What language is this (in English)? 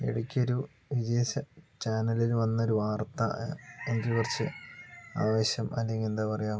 Malayalam